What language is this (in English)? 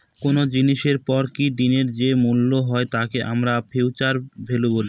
Bangla